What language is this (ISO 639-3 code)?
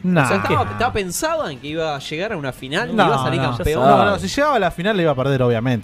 spa